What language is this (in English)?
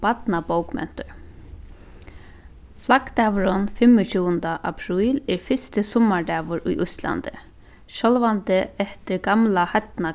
Faroese